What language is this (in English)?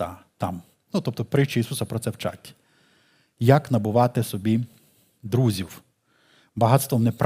Ukrainian